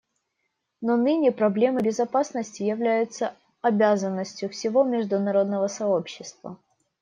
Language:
Russian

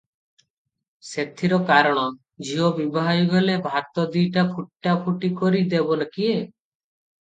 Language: Odia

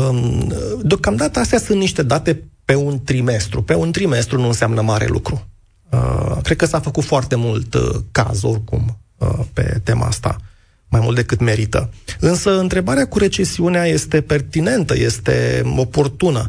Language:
Romanian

